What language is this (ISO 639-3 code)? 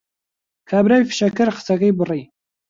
ckb